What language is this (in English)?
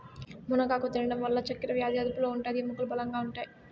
Telugu